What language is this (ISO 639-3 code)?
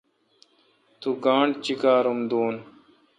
xka